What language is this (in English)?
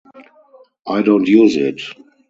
English